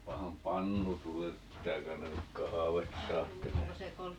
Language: Finnish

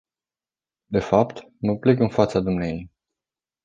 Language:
Romanian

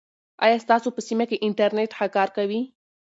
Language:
Pashto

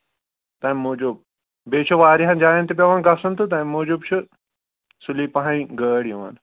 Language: Kashmiri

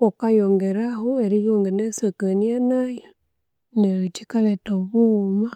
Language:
Konzo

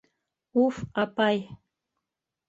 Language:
Bashkir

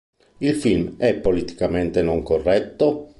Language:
Italian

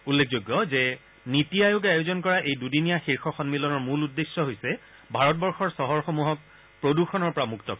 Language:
Assamese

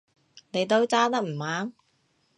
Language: Cantonese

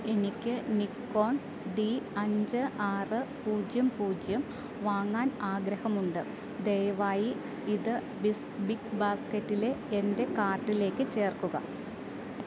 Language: Malayalam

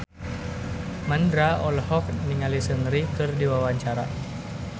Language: Sundanese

